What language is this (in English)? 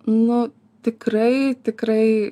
Lithuanian